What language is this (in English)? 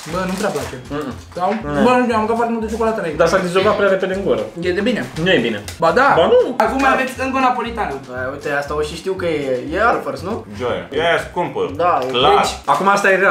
Romanian